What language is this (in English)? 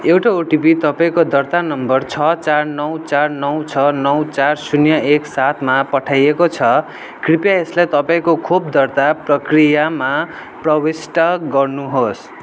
Nepali